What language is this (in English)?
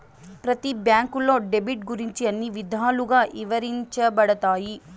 Telugu